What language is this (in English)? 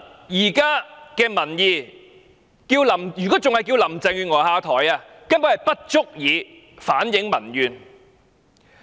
Cantonese